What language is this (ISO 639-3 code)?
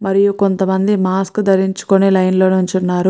tel